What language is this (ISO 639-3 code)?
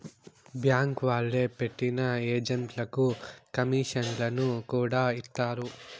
tel